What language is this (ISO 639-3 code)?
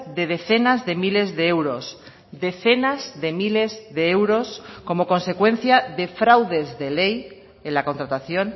spa